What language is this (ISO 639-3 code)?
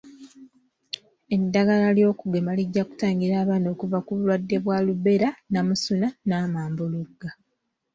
lug